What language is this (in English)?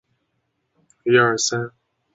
Chinese